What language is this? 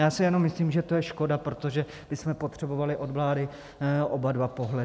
Czech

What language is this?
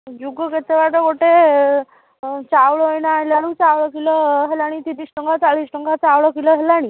Odia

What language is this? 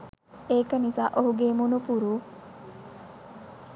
Sinhala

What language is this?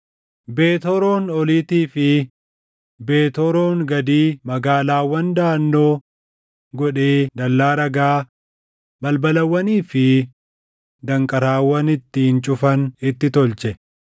Oromo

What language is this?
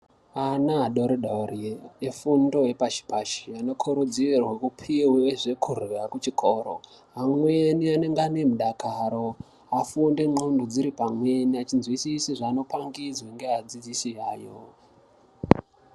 Ndau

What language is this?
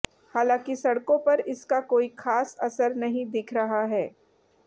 Hindi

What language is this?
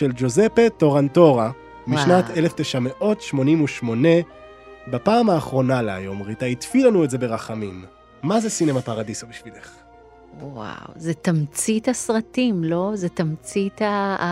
Hebrew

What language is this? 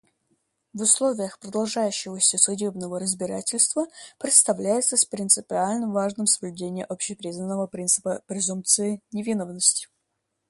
Russian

